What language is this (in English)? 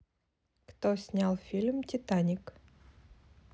Russian